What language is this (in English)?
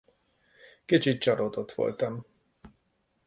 Hungarian